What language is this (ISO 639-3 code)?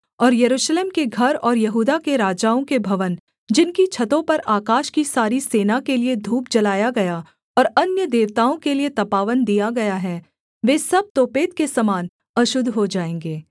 hin